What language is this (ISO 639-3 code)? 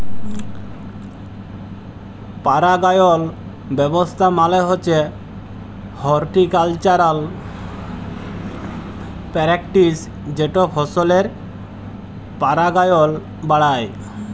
ben